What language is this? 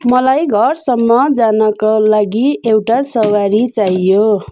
Nepali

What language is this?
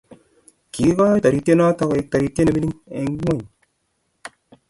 Kalenjin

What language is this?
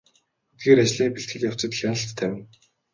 Mongolian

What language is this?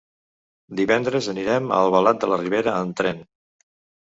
Catalan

